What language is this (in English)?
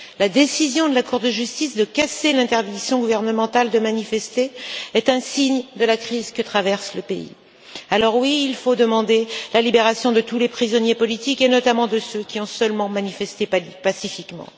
French